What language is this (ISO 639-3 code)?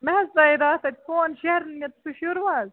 kas